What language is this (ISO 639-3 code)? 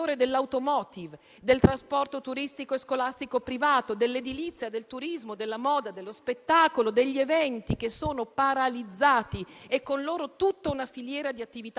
ita